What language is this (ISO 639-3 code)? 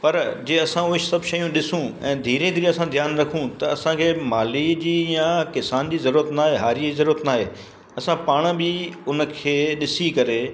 snd